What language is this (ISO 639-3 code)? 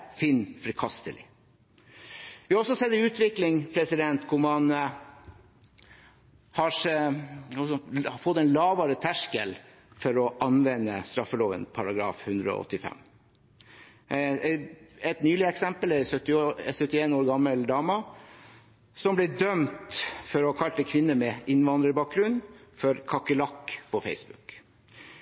nob